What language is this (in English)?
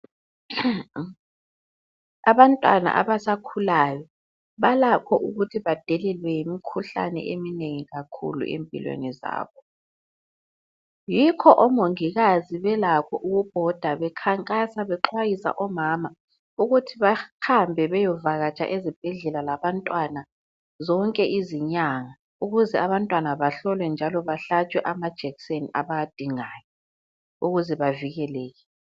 North Ndebele